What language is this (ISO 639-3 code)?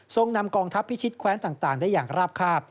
tha